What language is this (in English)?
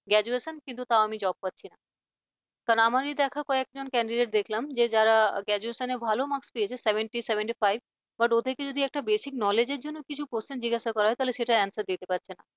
Bangla